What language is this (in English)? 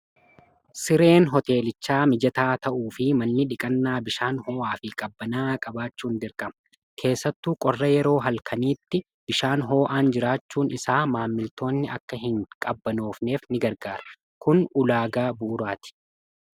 Oromo